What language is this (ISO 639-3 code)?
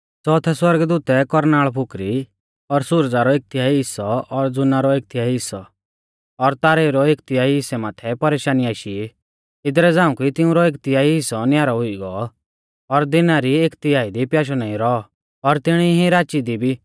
bfz